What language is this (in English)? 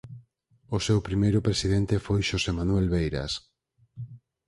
Galician